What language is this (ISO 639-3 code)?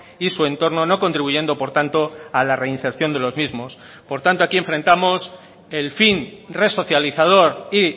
spa